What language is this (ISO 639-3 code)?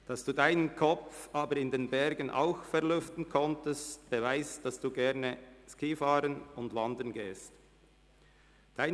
gsw